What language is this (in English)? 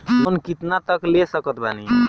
Bhojpuri